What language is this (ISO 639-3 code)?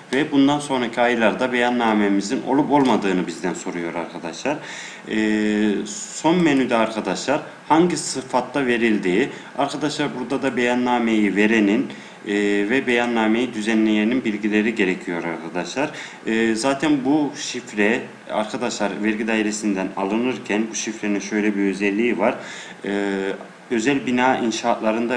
tur